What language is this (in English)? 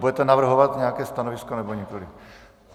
Czech